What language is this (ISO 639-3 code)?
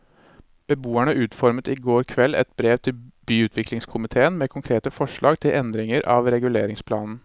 nor